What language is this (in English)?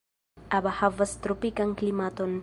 Esperanto